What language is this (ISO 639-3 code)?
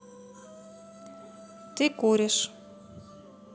rus